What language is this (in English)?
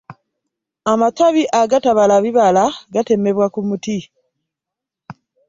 Ganda